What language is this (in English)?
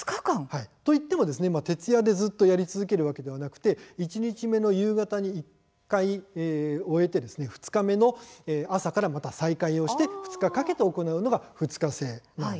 Japanese